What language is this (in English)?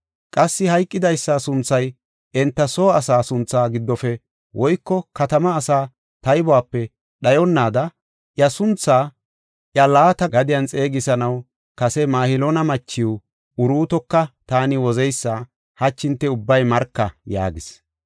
Gofa